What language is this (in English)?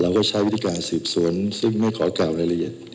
Thai